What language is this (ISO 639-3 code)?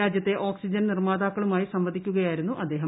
mal